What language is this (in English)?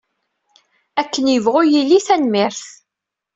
Kabyle